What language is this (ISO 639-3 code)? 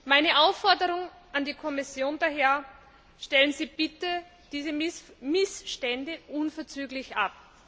deu